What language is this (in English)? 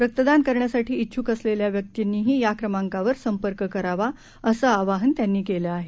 Marathi